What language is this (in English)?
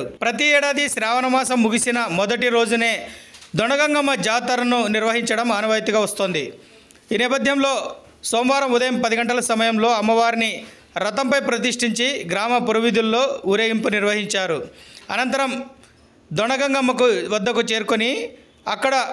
Telugu